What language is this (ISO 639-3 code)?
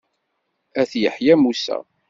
kab